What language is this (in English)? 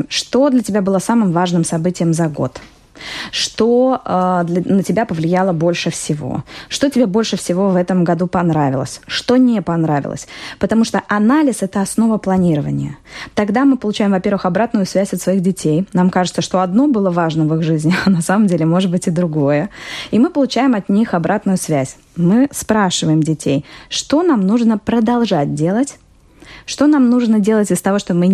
Russian